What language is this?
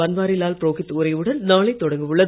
Tamil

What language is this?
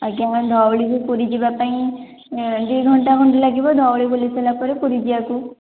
Odia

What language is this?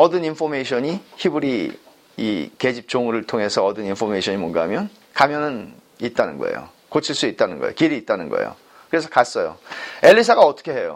Korean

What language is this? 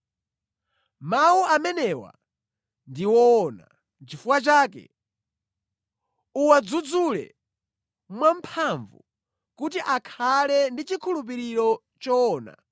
Nyanja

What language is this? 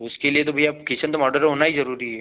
Hindi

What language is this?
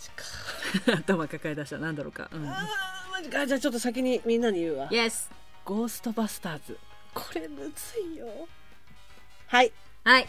Japanese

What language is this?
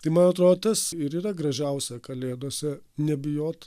Lithuanian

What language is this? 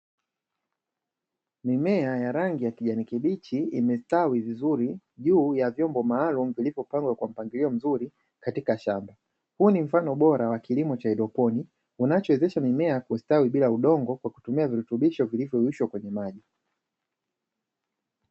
Swahili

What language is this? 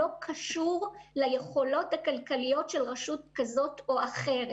Hebrew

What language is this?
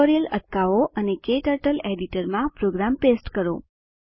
Gujarati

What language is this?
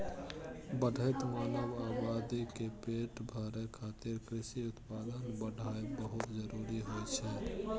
Maithili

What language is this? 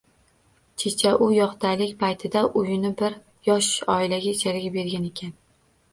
Uzbek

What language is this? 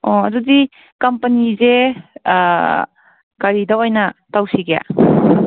Manipuri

